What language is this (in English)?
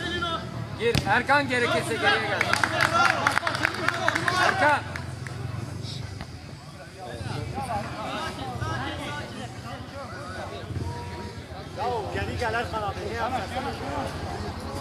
Turkish